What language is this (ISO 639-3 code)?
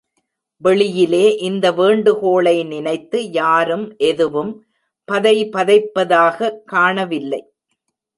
tam